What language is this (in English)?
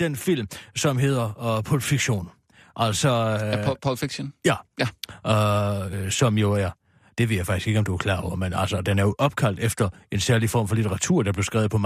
Danish